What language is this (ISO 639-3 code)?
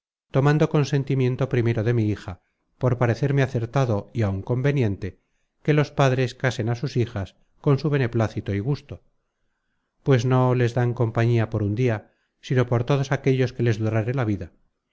spa